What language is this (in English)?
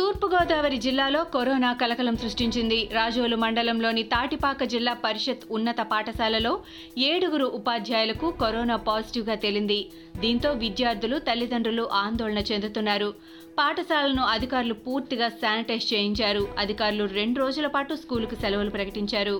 Telugu